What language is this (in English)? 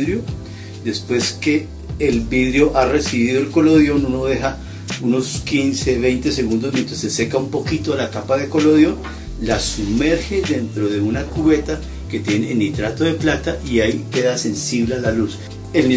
Spanish